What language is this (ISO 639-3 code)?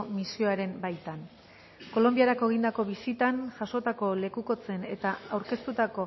eus